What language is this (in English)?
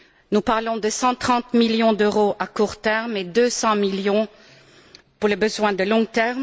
French